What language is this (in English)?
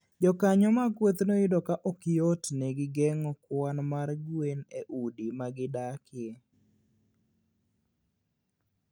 Luo (Kenya and Tanzania)